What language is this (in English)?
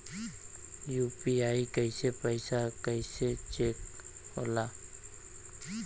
Bhojpuri